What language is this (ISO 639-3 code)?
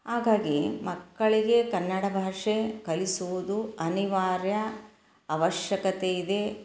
kan